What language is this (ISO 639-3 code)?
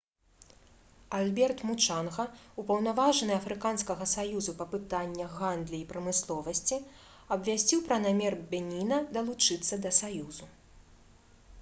bel